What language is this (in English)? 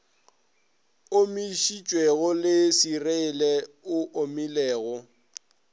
Northern Sotho